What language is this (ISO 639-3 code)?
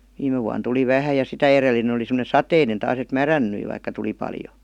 fin